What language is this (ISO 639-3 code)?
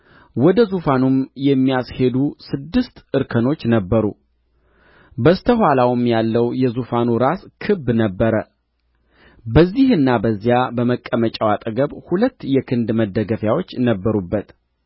amh